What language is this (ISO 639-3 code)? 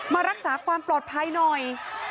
tha